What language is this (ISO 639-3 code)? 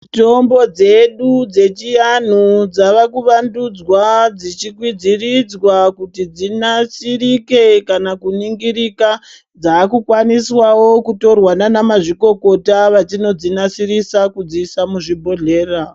ndc